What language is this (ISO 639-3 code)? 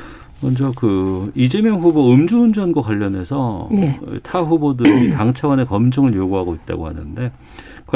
kor